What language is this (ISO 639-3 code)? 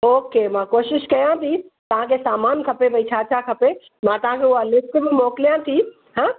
snd